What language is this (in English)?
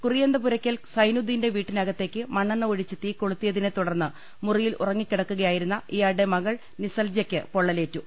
Malayalam